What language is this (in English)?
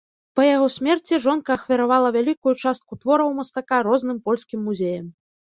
Belarusian